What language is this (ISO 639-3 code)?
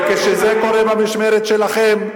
heb